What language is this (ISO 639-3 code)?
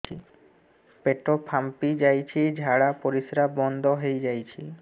ori